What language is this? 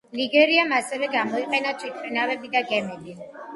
Georgian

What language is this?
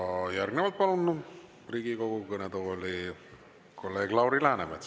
Estonian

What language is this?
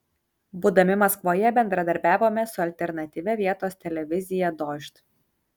Lithuanian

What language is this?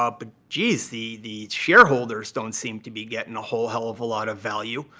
English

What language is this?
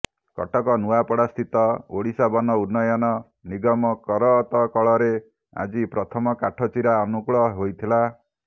Odia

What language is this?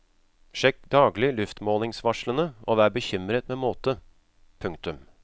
Norwegian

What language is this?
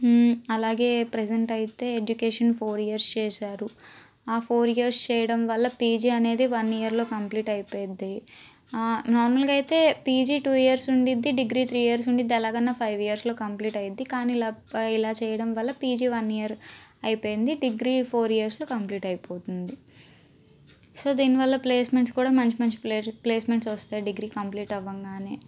Telugu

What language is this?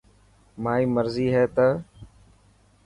Dhatki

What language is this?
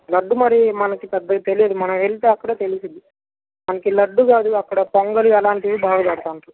Telugu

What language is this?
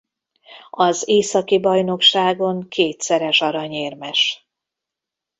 Hungarian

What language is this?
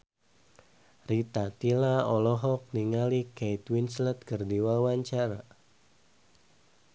Sundanese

